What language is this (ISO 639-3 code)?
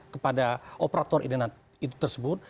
ind